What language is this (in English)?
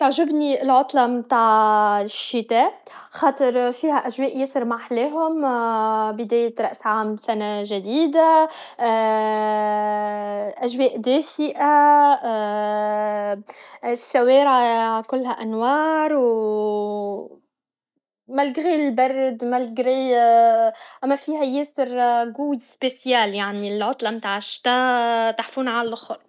Tunisian Arabic